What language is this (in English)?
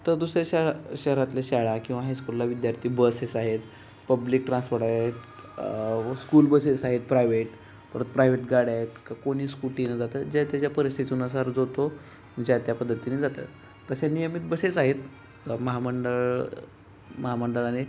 Marathi